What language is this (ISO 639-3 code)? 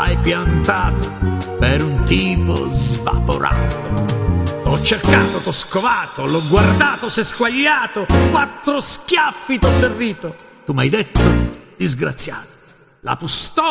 ita